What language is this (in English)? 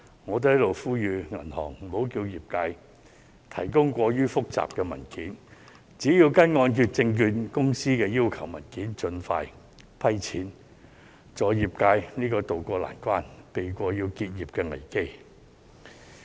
Cantonese